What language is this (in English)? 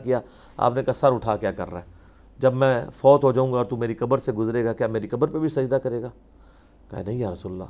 Urdu